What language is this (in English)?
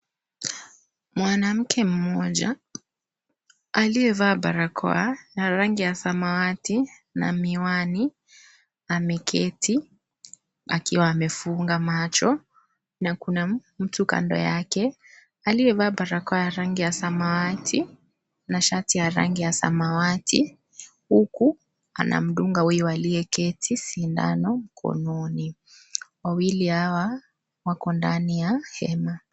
Swahili